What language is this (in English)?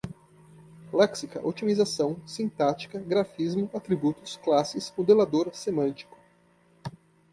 Portuguese